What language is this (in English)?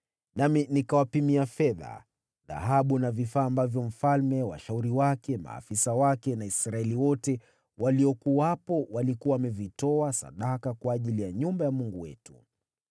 Swahili